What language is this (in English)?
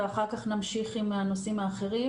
Hebrew